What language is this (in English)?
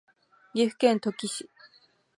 Japanese